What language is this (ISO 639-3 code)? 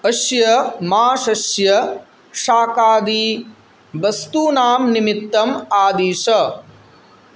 san